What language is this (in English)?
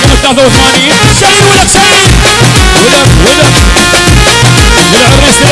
Arabic